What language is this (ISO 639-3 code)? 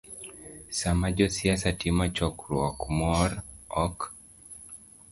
luo